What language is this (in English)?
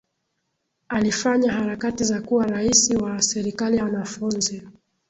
Swahili